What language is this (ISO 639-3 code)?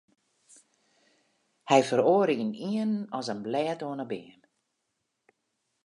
fry